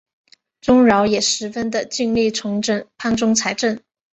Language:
Chinese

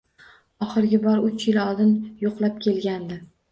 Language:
Uzbek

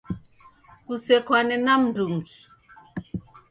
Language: Taita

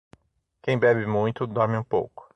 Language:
Portuguese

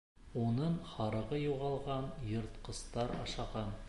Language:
Bashkir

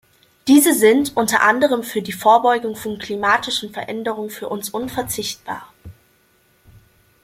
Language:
German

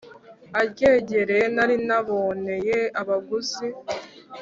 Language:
Kinyarwanda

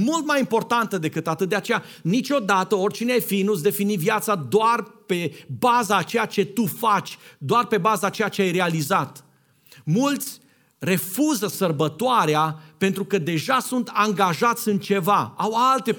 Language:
Romanian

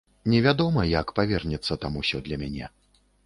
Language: Belarusian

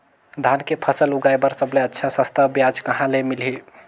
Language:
Chhattisgarhi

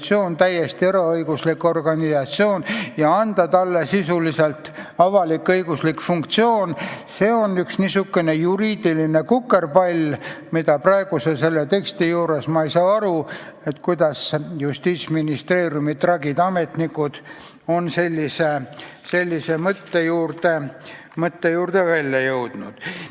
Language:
Estonian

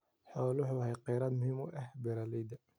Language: Somali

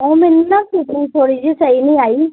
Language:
Punjabi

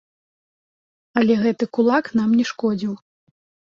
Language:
Belarusian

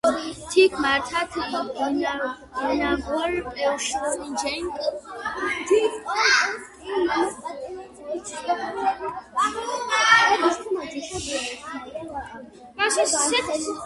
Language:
Mingrelian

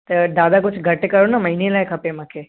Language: Sindhi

